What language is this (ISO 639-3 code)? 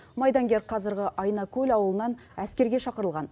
kaz